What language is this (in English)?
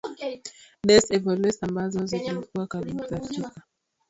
Swahili